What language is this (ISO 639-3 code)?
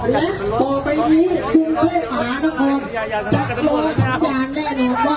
tha